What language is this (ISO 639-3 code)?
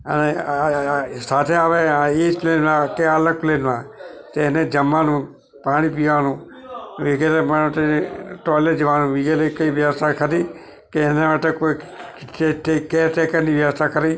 guj